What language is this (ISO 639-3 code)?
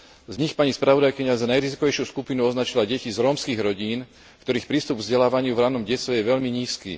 slk